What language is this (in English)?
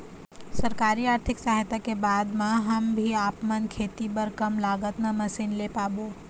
Chhattisgarhi